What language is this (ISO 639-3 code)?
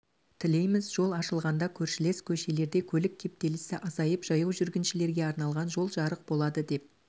kaz